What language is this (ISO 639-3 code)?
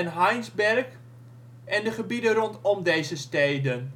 nld